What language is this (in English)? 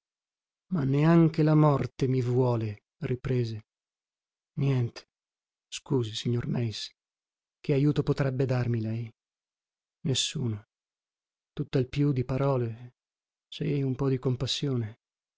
Italian